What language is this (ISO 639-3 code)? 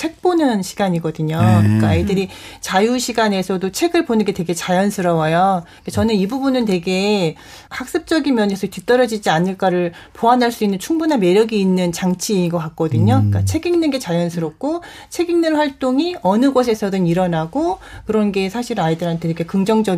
kor